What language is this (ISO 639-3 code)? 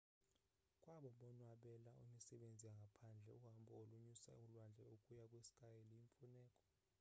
xho